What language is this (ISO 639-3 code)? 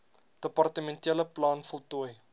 afr